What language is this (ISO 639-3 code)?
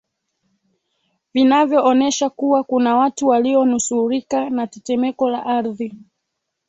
swa